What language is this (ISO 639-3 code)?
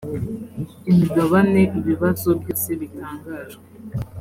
kin